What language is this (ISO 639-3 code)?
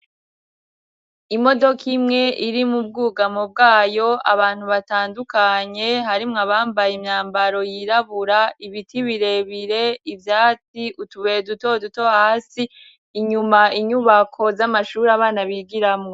run